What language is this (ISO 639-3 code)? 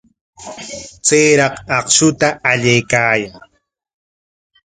qwa